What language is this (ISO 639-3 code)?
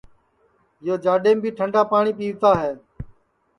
ssi